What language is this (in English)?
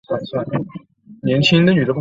Chinese